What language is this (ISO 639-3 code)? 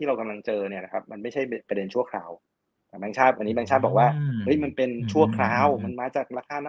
tha